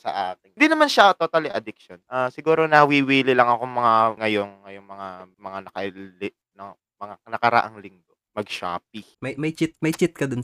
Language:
Filipino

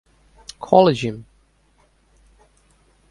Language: English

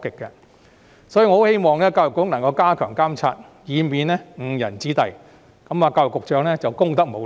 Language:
Cantonese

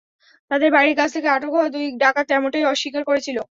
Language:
Bangla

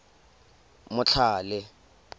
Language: Tswana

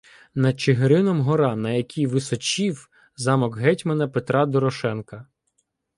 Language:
Ukrainian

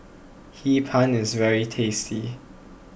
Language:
English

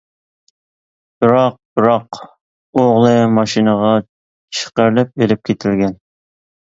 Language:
Uyghur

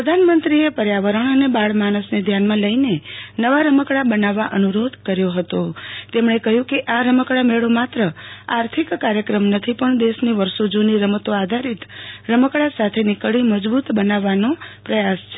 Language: Gujarati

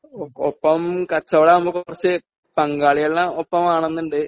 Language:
Malayalam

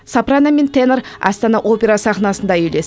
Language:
Kazakh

